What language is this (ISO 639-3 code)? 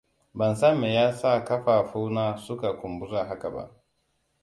hau